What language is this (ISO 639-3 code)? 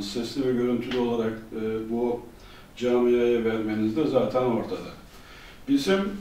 tur